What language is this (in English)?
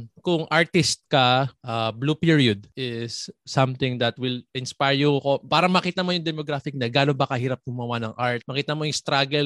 Filipino